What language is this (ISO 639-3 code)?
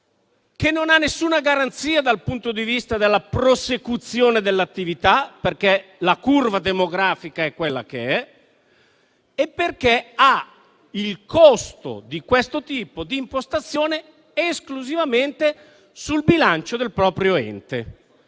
ita